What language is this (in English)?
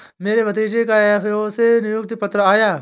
Hindi